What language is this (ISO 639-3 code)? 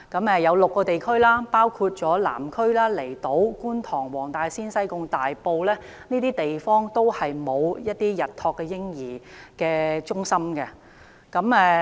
yue